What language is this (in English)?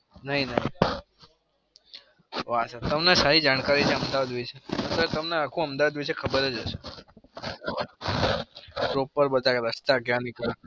Gujarati